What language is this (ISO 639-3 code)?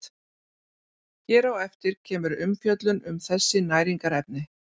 isl